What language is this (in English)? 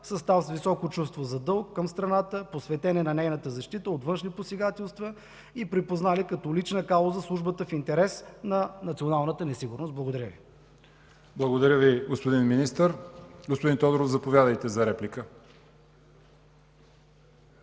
Bulgarian